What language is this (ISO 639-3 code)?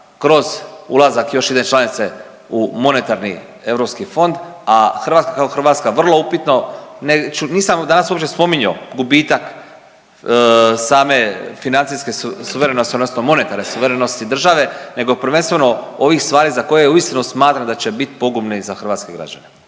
hrv